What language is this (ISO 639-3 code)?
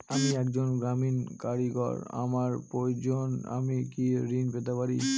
ben